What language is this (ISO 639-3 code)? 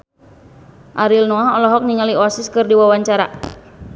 sun